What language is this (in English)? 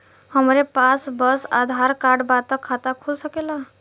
Bhojpuri